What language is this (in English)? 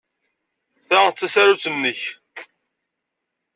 Kabyle